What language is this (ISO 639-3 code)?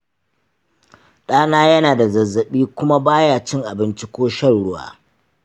hau